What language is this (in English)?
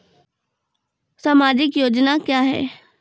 Maithili